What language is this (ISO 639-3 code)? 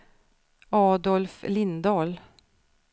swe